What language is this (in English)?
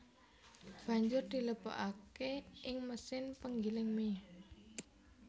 Javanese